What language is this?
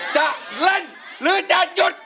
Thai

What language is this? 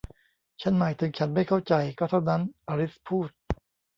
Thai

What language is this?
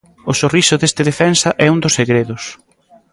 Galician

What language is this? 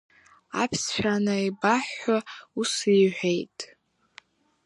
Abkhazian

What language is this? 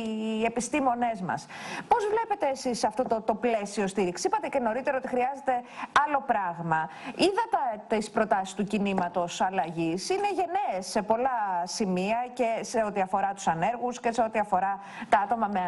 Greek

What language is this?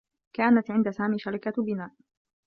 Arabic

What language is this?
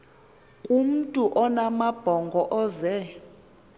Xhosa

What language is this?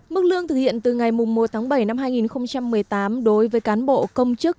Vietnamese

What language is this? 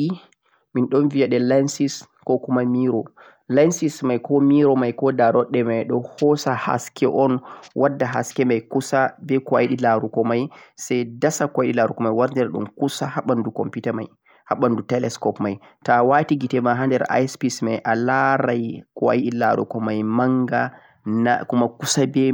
Central-Eastern Niger Fulfulde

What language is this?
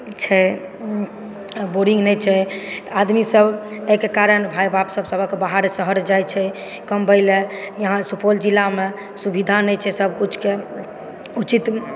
Maithili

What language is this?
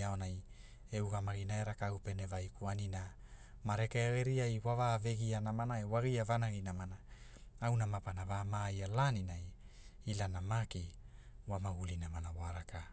Hula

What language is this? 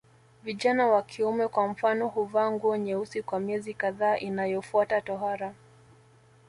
Swahili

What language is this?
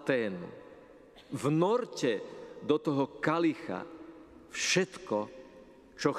Slovak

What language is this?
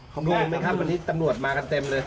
Thai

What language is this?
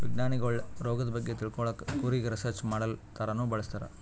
Kannada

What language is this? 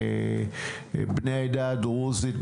Hebrew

